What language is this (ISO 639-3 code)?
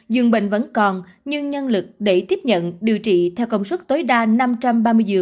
vie